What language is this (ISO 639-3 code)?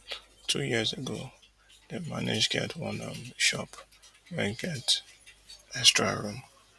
pcm